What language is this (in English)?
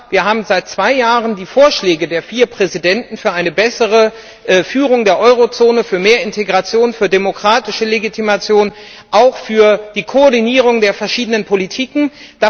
German